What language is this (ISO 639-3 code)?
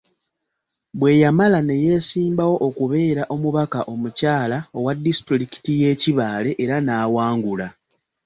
lug